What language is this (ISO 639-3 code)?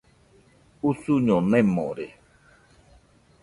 hux